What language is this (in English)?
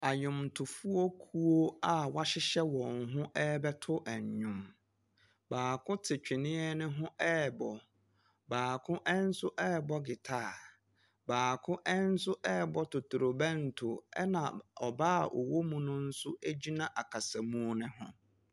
Akan